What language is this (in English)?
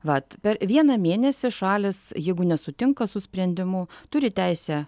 Lithuanian